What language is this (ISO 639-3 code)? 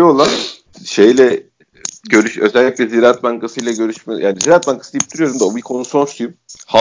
tur